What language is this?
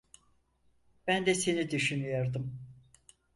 Turkish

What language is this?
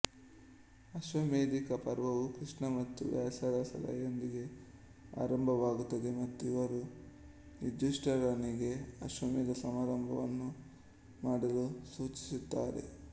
Kannada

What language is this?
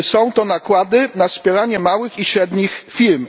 Polish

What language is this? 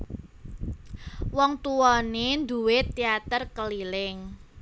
Javanese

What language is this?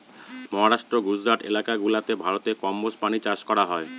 Bangla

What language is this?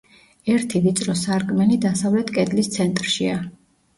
Georgian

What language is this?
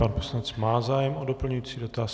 Czech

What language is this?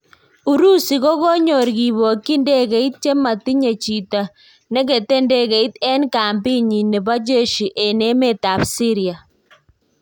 Kalenjin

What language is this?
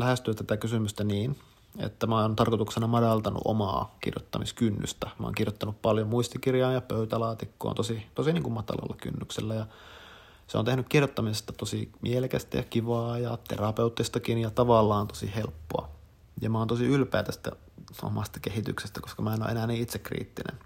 Finnish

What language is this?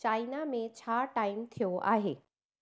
Sindhi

